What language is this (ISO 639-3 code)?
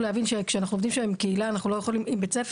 heb